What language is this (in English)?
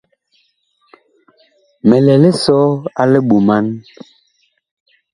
Bakoko